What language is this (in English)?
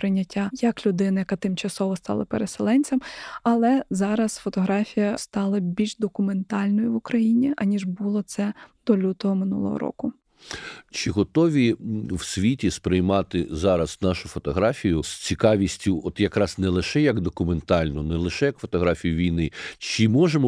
Ukrainian